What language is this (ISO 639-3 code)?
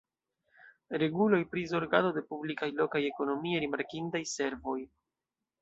epo